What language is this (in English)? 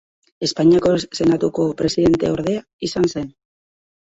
Basque